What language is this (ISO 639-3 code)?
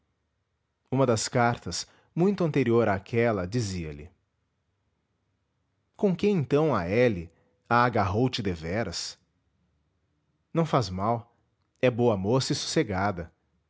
por